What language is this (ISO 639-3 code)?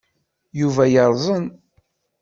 kab